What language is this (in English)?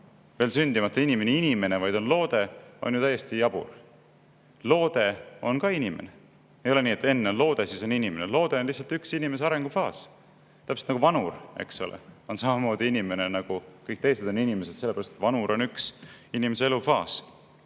Estonian